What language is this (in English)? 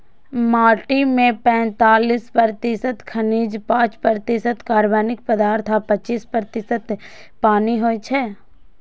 Maithili